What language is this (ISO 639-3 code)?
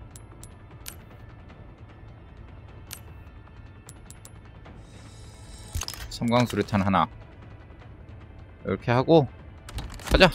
kor